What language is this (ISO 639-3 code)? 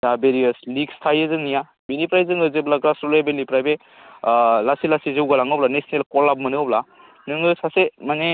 brx